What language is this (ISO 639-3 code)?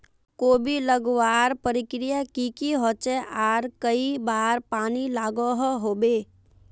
mag